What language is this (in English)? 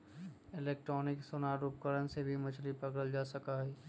Magahi